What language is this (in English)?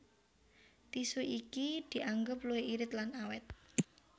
Javanese